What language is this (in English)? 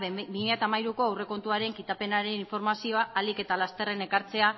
Basque